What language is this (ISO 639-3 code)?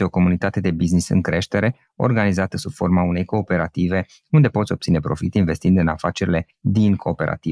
ron